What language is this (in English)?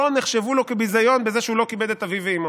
Hebrew